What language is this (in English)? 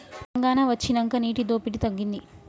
Telugu